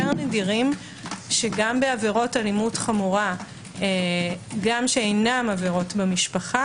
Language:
Hebrew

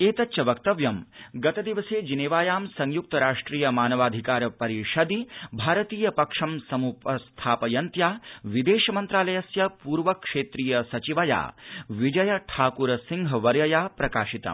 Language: Sanskrit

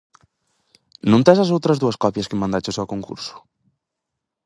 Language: Galician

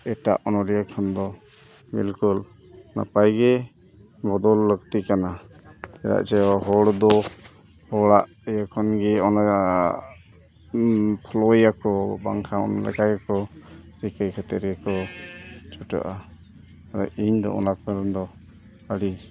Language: Santali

